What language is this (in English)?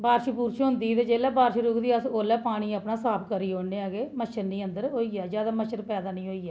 Dogri